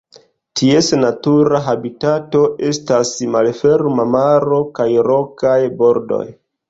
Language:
Esperanto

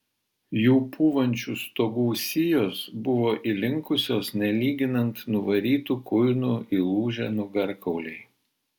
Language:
Lithuanian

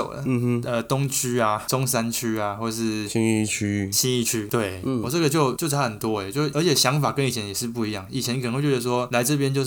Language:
Chinese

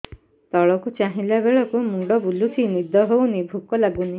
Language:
Odia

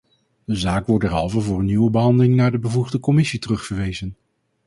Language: Dutch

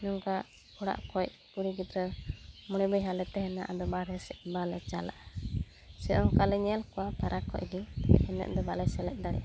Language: Santali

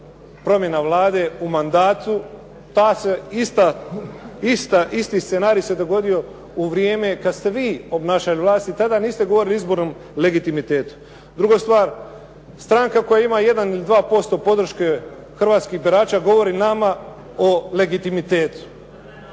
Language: Croatian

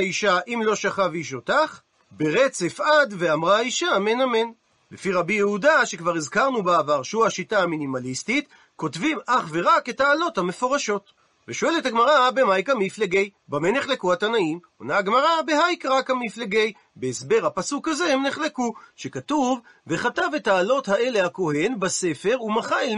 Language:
Hebrew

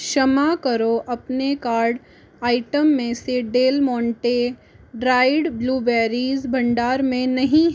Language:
Hindi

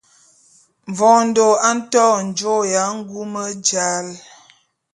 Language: Bulu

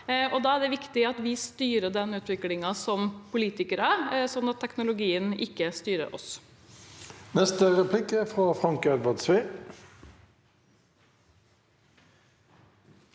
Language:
Norwegian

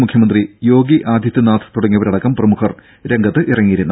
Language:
Malayalam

